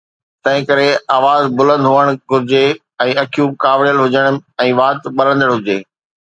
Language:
Sindhi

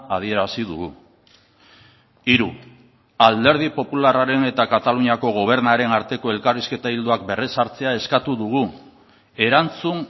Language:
Basque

